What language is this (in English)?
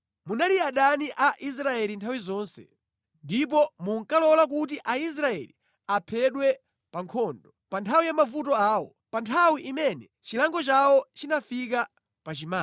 Nyanja